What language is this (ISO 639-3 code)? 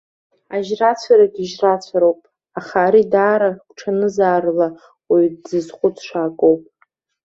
abk